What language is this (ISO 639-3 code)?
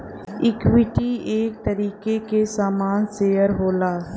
bho